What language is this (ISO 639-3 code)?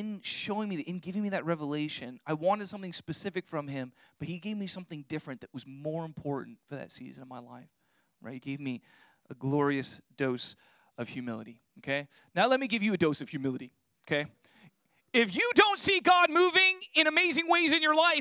eng